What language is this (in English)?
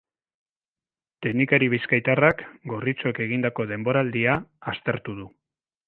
Basque